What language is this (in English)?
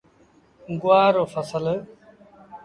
Sindhi Bhil